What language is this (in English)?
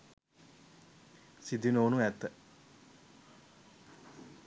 Sinhala